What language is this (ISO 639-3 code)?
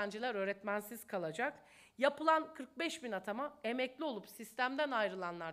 tur